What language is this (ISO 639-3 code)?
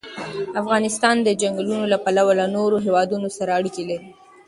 pus